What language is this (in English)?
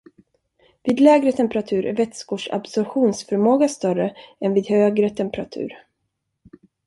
Swedish